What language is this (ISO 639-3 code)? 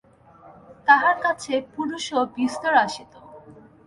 ben